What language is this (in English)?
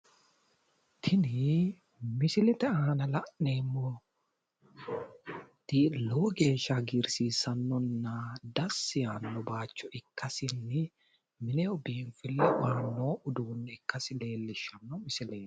Sidamo